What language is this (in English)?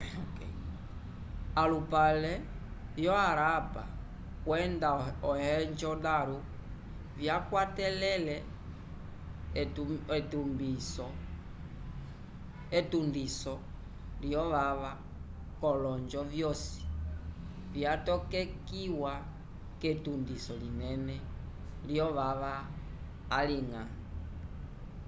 Umbundu